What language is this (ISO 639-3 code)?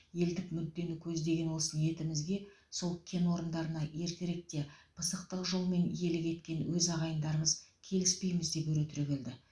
kaz